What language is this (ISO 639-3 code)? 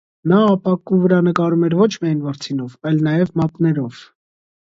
hye